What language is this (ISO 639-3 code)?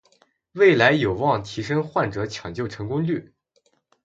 zho